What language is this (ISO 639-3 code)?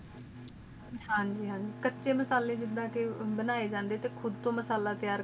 pan